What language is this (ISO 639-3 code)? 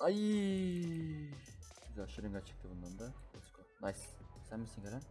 tur